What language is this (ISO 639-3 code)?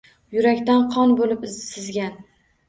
uzb